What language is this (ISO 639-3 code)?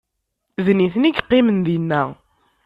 kab